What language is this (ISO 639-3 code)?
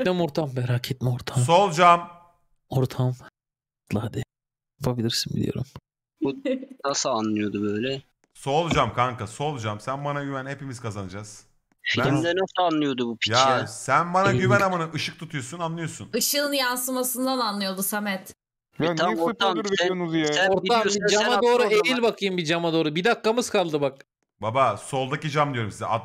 tur